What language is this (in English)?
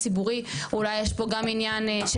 Hebrew